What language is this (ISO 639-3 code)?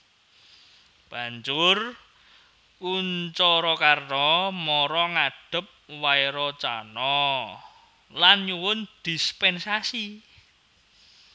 jav